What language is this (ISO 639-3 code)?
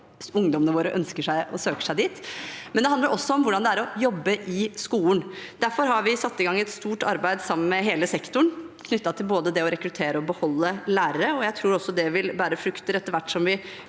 nor